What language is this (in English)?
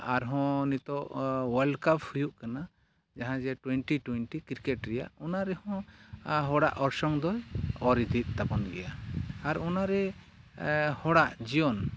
Santali